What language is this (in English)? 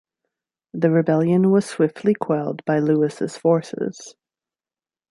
English